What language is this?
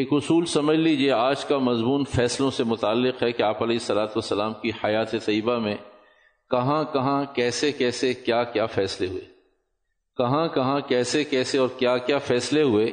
Urdu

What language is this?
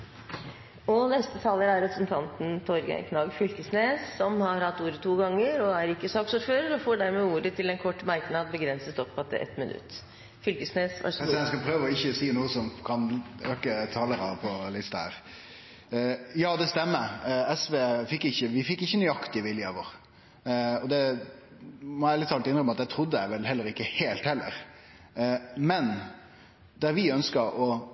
Norwegian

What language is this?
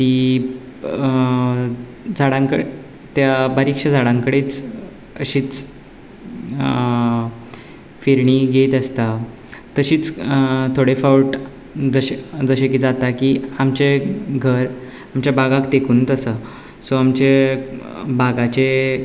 Konkani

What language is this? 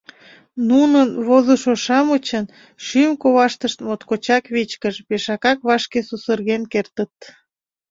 Mari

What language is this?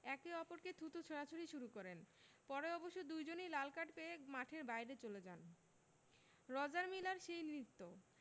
Bangla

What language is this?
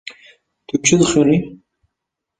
Kurdish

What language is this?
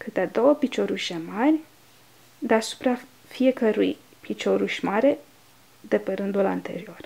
Romanian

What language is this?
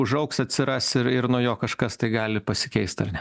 Lithuanian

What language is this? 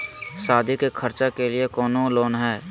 Magahi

